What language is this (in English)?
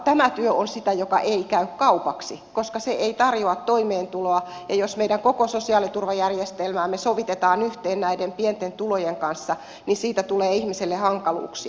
Finnish